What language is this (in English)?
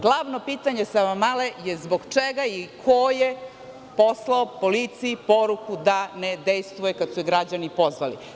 Serbian